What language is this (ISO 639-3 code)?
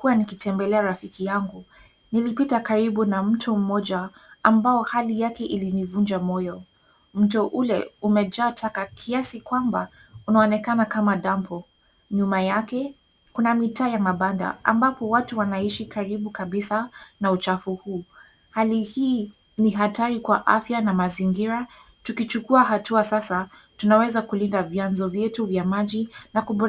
swa